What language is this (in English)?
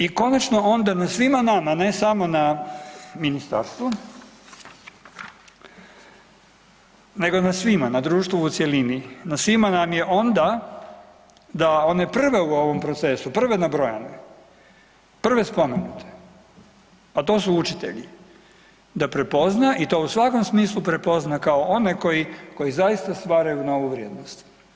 Croatian